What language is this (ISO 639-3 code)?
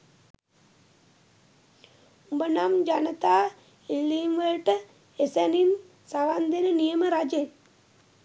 sin